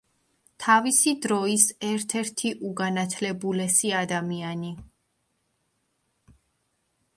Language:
Georgian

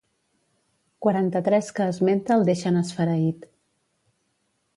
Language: Catalan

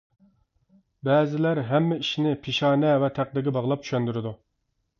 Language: Uyghur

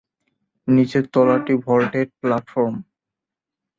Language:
Bangla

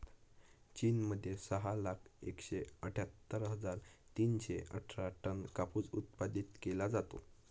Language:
Marathi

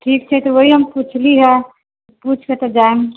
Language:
Maithili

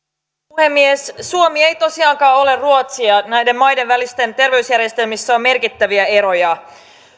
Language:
Finnish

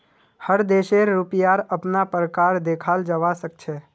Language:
Magahi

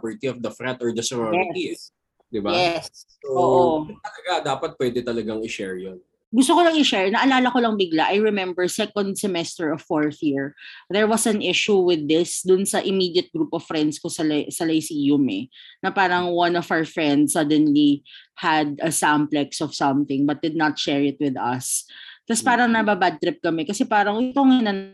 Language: Filipino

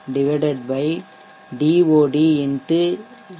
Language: Tamil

